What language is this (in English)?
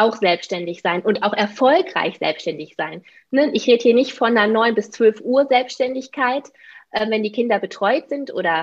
German